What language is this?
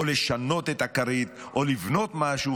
Hebrew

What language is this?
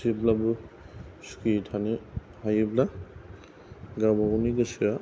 Bodo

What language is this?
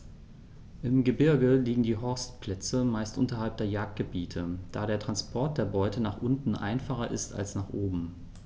German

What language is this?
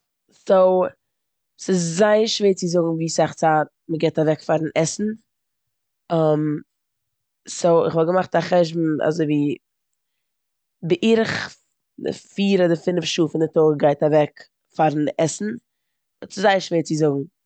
Yiddish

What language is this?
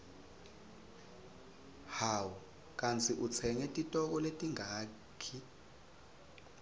Swati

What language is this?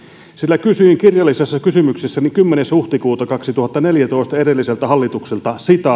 Finnish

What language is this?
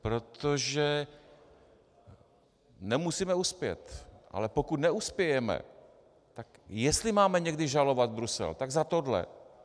Czech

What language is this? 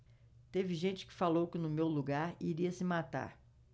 Portuguese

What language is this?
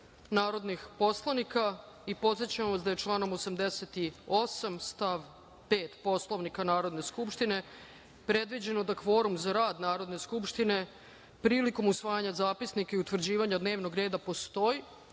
Serbian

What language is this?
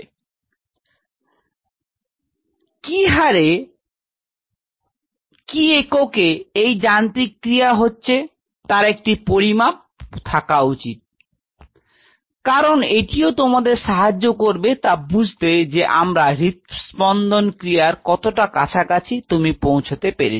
Bangla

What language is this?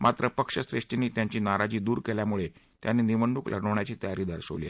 Marathi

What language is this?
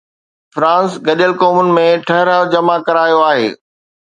Sindhi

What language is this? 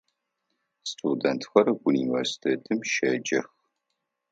Adyghe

